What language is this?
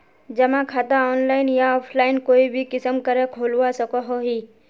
Magahi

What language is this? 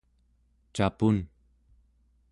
Central Yupik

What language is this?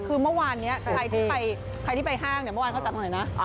Thai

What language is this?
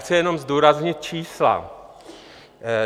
Czech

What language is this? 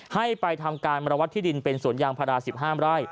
Thai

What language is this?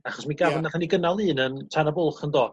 Welsh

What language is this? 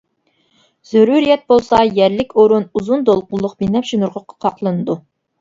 Uyghur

